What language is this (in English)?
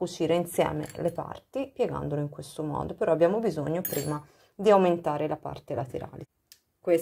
Italian